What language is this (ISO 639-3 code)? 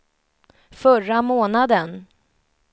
swe